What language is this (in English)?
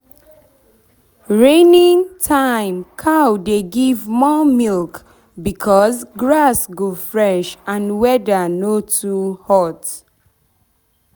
Nigerian Pidgin